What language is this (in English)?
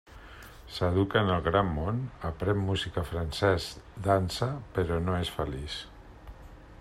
Catalan